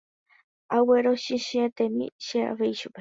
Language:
Guarani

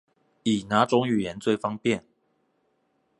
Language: Chinese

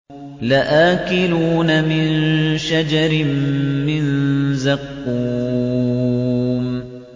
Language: Arabic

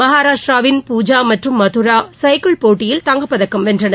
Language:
Tamil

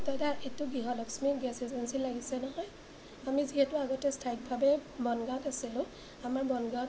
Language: Assamese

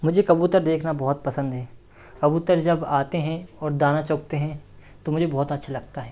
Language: Hindi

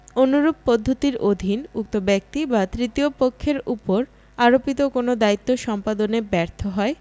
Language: Bangla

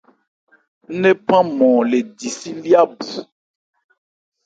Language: Ebrié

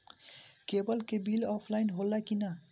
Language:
Bhojpuri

